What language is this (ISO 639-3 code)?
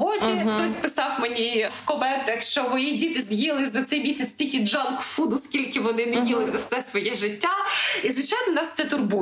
ukr